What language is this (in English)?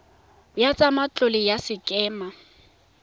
Tswana